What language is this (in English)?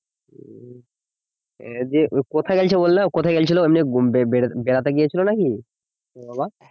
Bangla